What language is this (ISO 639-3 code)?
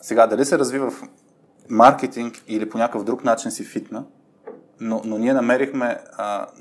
bul